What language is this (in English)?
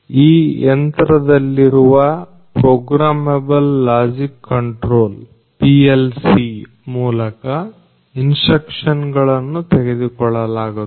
Kannada